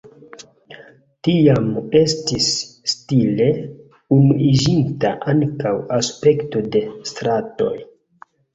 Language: Esperanto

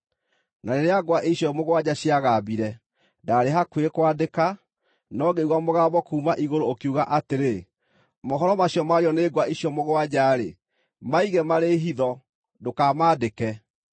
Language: Kikuyu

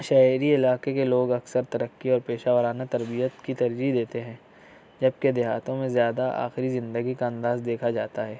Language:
Urdu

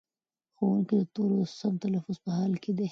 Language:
Pashto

